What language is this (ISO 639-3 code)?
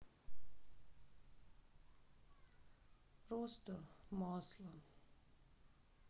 rus